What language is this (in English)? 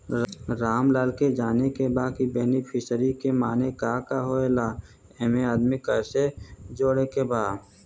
Bhojpuri